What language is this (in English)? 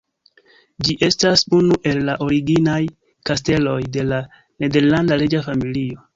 Esperanto